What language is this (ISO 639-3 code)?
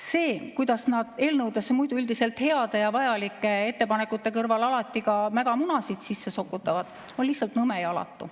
est